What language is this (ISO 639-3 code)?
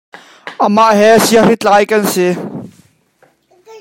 cnh